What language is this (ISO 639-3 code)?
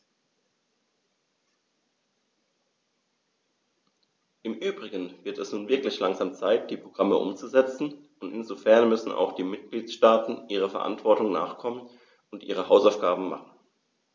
deu